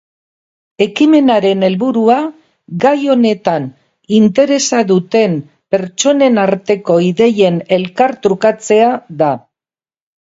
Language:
Basque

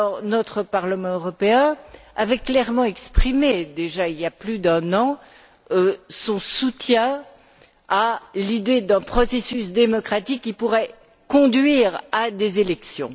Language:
French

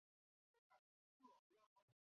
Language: Chinese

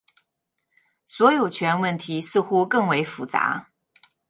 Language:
Chinese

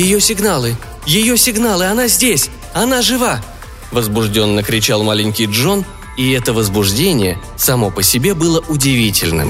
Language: Russian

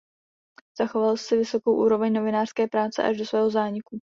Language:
Czech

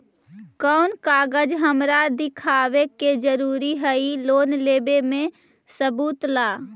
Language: Magahi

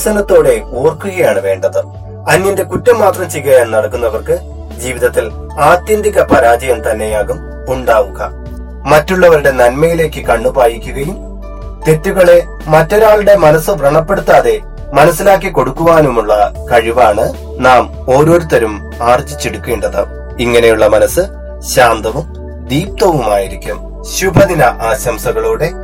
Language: Malayalam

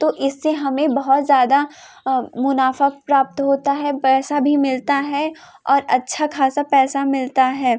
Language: Hindi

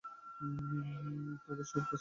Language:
Bangla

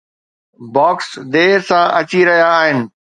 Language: Sindhi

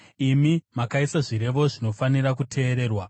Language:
Shona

